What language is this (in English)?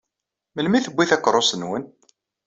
Kabyle